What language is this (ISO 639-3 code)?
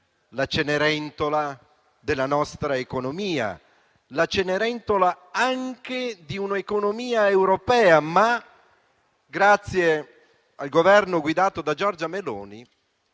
ita